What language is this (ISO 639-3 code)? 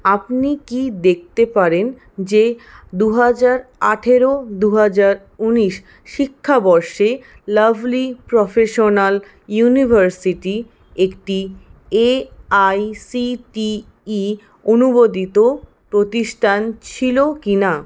ben